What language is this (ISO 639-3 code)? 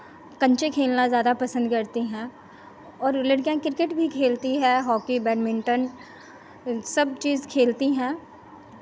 hin